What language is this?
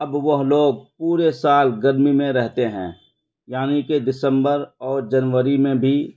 Urdu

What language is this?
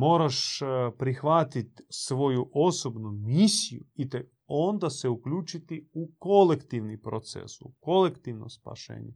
Croatian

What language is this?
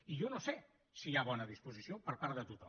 Catalan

